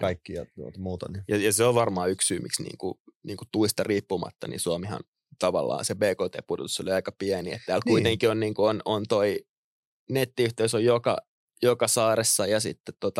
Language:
Finnish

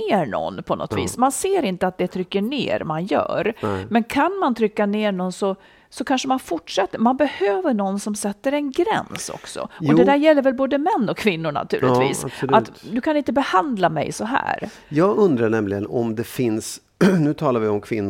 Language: Swedish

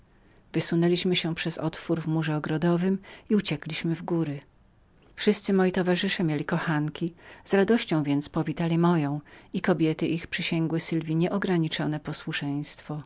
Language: Polish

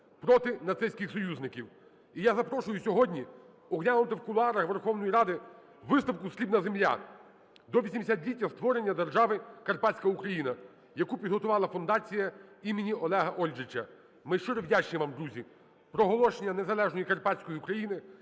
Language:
Ukrainian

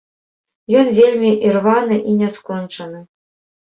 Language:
Belarusian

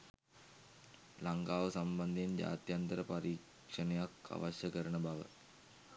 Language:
Sinhala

